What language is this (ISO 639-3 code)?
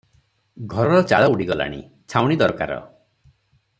ori